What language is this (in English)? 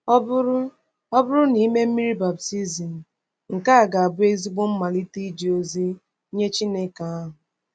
Igbo